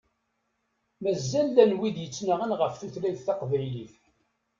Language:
Kabyle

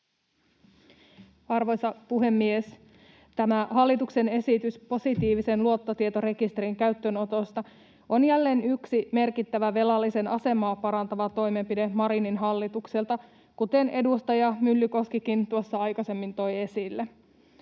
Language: Finnish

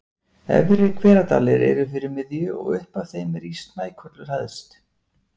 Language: Icelandic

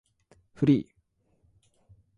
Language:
Japanese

